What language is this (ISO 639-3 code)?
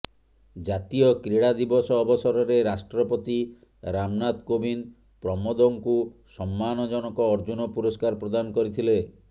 ori